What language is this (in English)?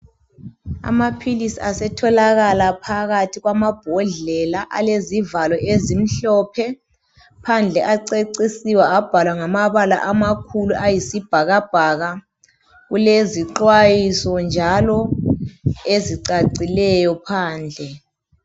North Ndebele